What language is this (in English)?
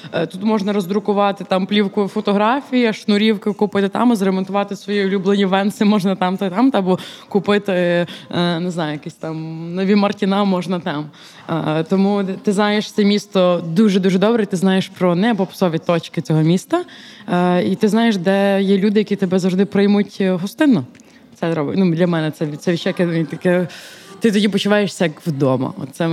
Ukrainian